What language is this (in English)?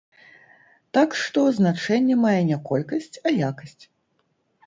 Belarusian